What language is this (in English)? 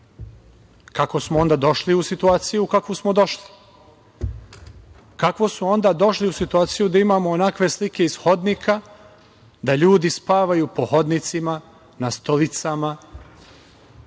Serbian